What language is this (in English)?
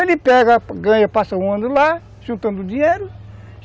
Portuguese